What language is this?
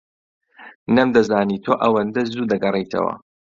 Central Kurdish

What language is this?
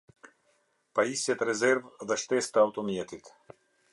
Albanian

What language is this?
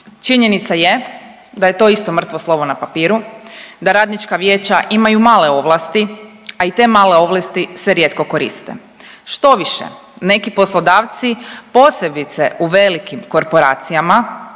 Croatian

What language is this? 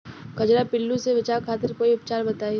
Bhojpuri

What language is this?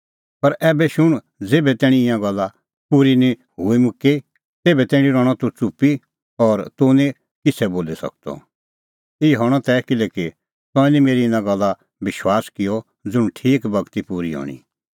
Kullu Pahari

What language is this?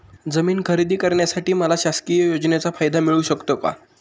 Marathi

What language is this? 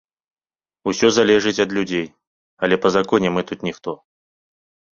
Belarusian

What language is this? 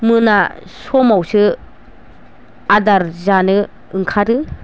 Bodo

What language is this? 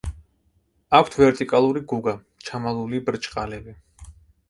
Georgian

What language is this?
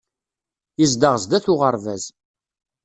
Kabyle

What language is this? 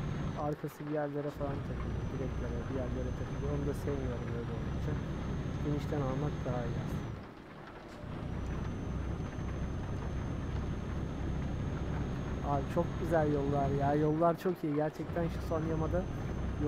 Turkish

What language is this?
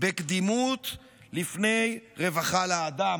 Hebrew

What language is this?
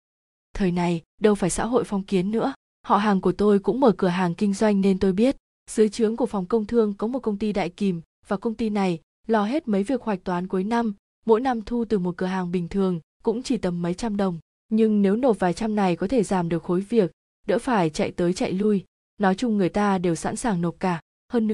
Vietnamese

